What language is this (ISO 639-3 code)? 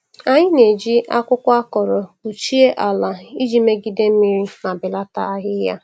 ibo